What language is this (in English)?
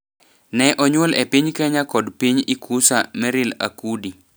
Luo (Kenya and Tanzania)